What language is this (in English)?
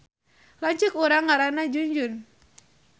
Sundanese